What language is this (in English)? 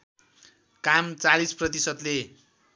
Nepali